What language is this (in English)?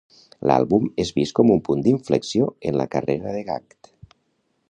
Catalan